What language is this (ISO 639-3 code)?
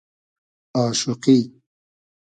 haz